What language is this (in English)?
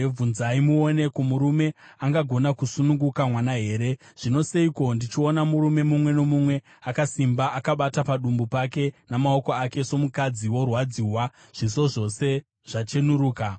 Shona